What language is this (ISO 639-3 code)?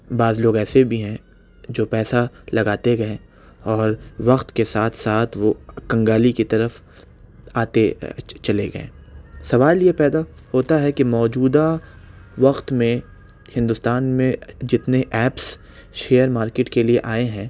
urd